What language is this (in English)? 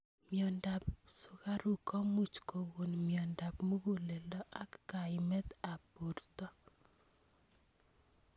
Kalenjin